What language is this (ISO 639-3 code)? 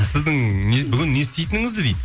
kaz